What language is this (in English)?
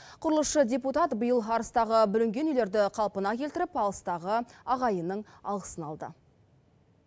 Kazakh